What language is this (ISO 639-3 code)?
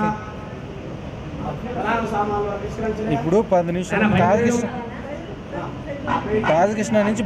hin